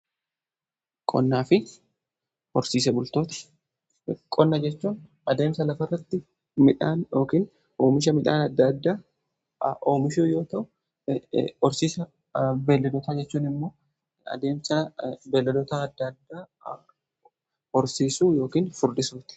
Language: Oromo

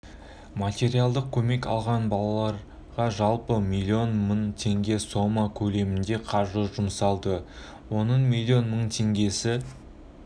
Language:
Kazakh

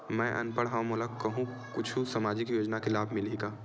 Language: Chhattisgarhi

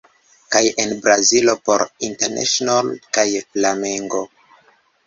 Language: Esperanto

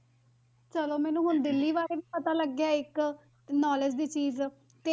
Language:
Punjabi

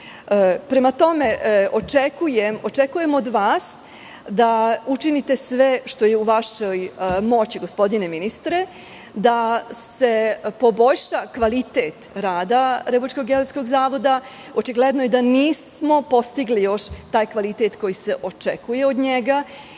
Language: Serbian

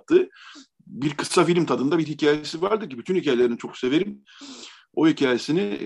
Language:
Turkish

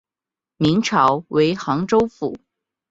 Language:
Chinese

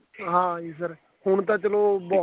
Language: Punjabi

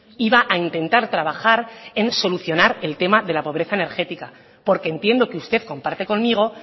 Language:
Spanish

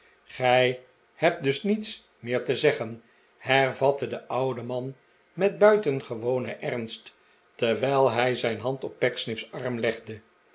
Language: Dutch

